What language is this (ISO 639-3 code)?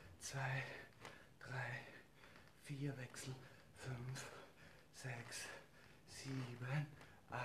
deu